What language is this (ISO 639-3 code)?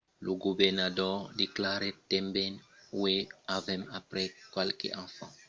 oci